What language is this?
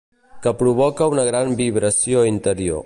Catalan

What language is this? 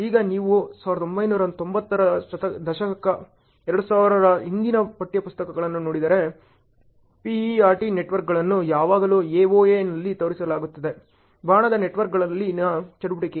Kannada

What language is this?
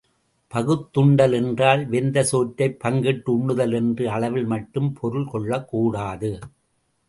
Tamil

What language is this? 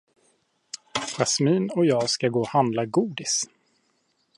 Swedish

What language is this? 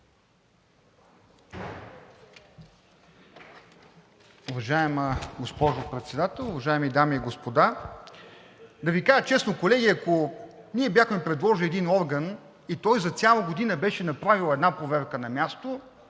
Bulgarian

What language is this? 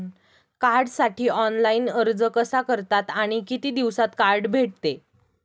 Marathi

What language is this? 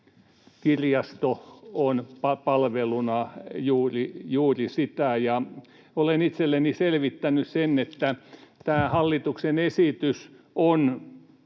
Finnish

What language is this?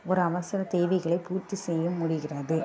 Tamil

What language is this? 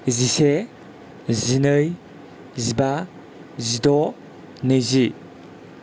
Bodo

